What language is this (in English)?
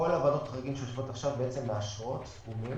Hebrew